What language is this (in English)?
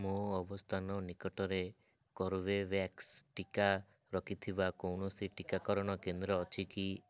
Odia